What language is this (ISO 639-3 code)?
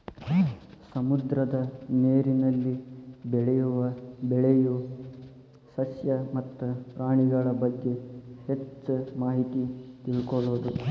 kan